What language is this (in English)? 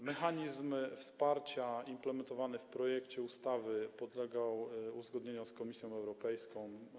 Polish